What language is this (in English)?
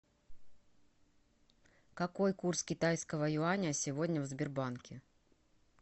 Russian